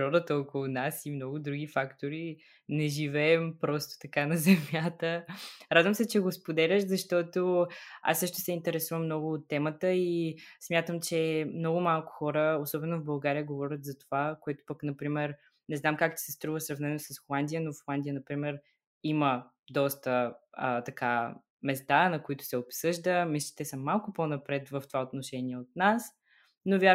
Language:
Bulgarian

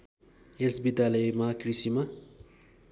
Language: Nepali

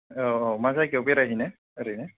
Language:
Bodo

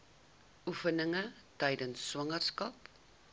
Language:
Afrikaans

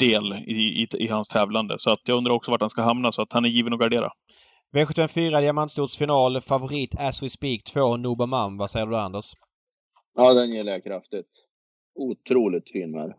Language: Swedish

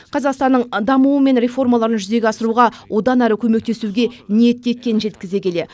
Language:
Kazakh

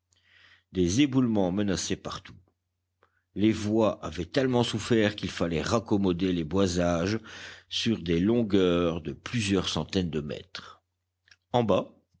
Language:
French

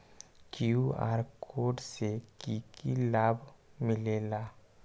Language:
Magahi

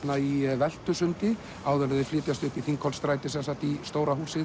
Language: Icelandic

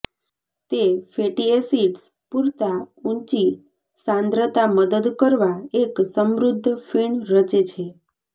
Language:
Gujarati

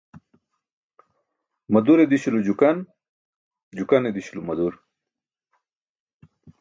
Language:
Burushaski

